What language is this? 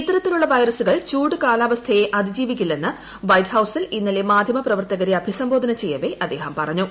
Malayalam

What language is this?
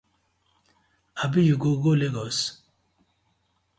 Nigerian Pidgin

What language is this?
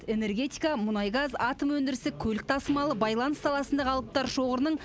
Kazakh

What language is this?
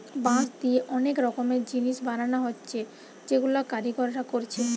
Bangla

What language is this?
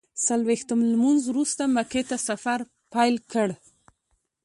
Pashto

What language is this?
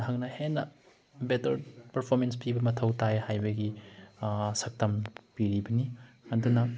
Manipuri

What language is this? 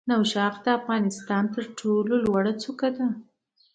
Pashto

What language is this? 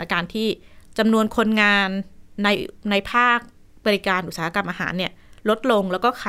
Thai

